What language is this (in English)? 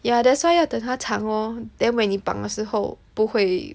English